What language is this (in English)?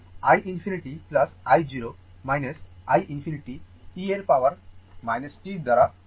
Bangla